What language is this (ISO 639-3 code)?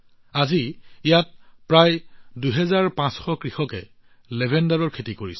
asm